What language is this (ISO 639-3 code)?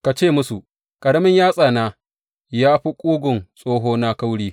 hau